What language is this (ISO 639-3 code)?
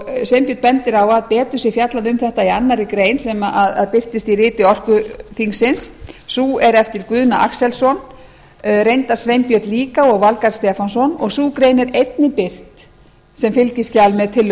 isl